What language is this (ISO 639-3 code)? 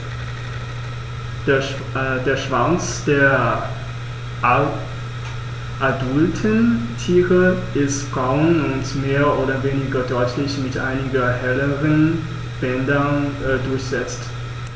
deu